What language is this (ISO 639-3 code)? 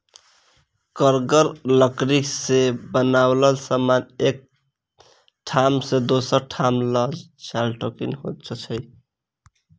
mai